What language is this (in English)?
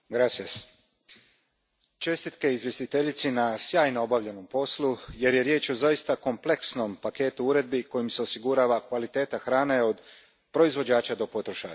Croatian